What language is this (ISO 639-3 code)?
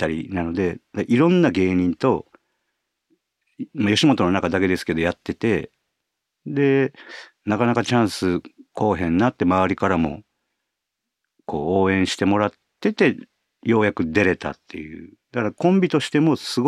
jpn